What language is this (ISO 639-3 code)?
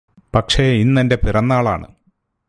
mal